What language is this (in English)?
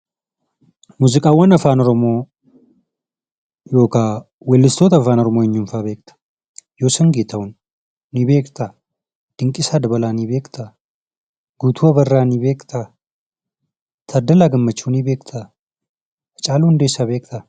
Oromo